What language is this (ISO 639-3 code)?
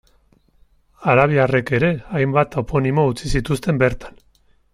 eus